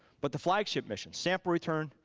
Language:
English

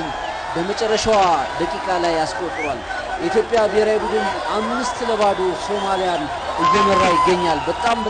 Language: Arabic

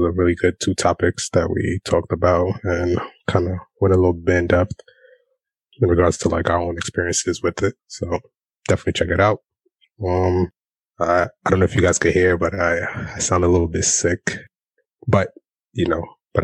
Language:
English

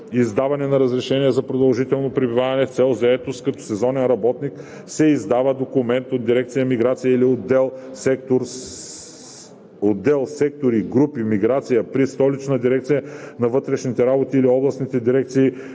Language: Bulgarian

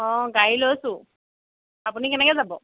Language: Assamese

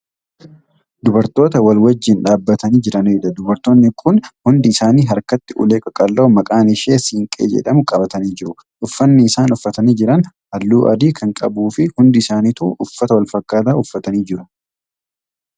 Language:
Oromo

